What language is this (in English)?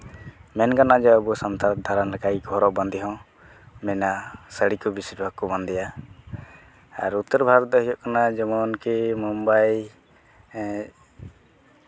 Santali